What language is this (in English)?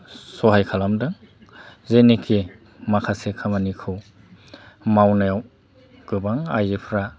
Bodo